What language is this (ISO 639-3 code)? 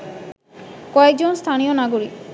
ben